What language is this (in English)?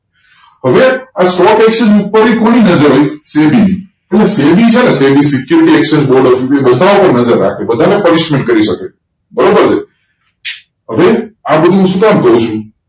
Gujarati